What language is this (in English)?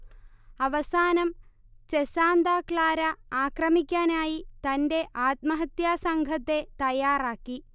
Malayalam